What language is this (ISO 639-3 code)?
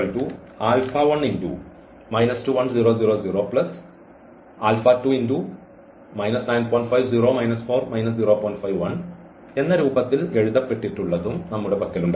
mal